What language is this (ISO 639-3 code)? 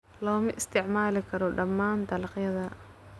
som